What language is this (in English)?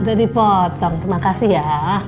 Indonesian